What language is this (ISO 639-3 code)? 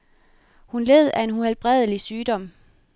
dan